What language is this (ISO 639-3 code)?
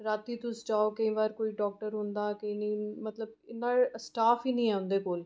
doi